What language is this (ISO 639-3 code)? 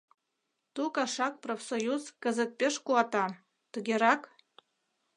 chm